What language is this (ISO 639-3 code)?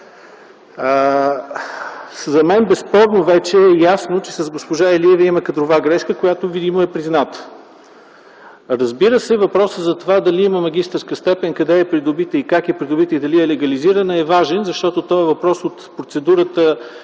bul